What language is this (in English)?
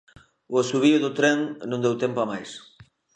Galician